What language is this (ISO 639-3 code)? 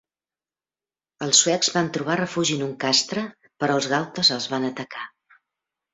cat